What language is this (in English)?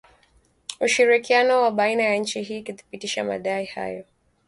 Swahili